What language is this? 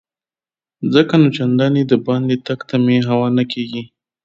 Pashto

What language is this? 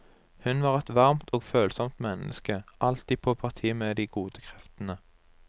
Norwegian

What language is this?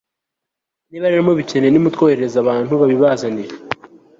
Kinyarwanda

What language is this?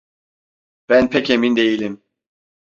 Turkish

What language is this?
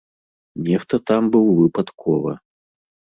Belarusian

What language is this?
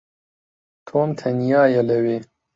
Central Kurdish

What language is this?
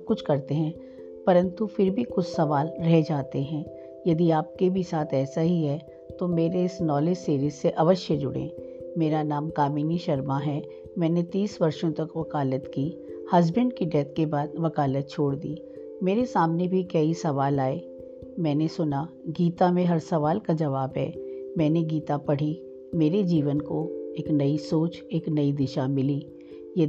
Hindi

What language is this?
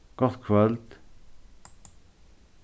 Faroese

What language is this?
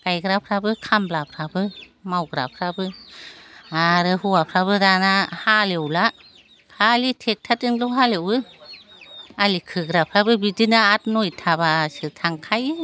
Bodo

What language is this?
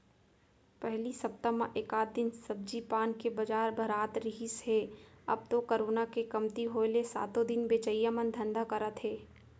Chhattisgarhi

